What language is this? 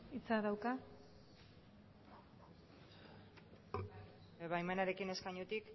Basque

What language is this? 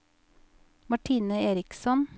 Norwegian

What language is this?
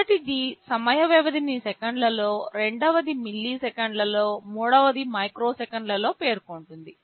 Telugu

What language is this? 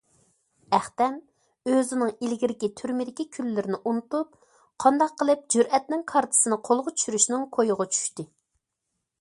Uyghur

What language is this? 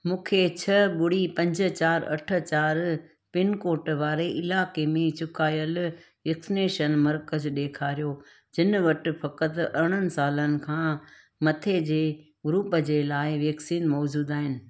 Sindhi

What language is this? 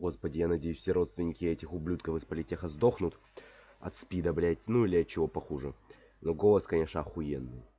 Russian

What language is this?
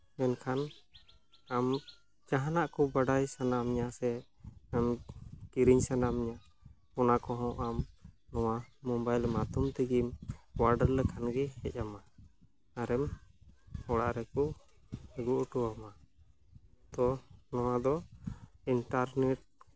Santali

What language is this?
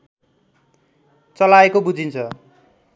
Nepali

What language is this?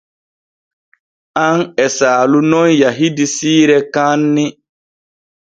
Borgu Fulfulde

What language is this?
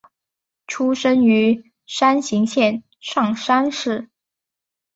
Chinese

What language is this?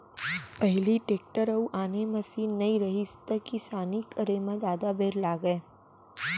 Chhattisgarhi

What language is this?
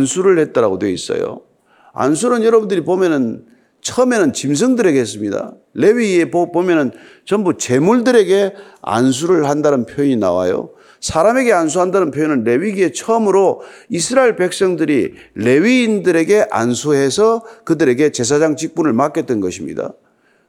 Korean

